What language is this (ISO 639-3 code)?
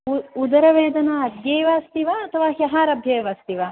san